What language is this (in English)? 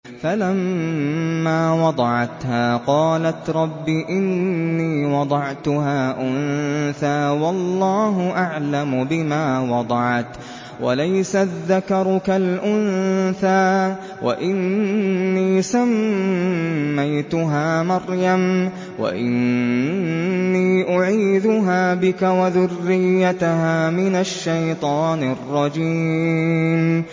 Arabic